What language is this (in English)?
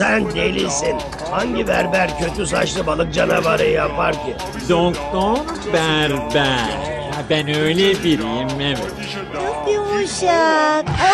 Turkish